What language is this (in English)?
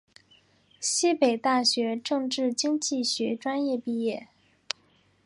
Chinese